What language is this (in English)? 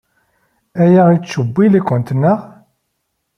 Kabyle